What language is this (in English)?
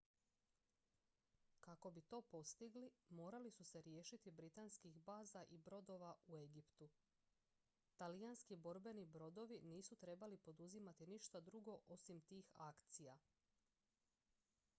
Croatian